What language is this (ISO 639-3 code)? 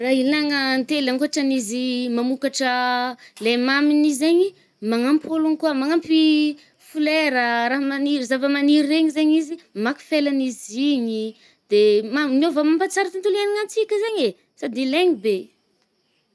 bmm